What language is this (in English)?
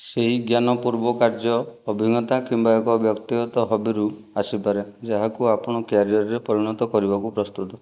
Odia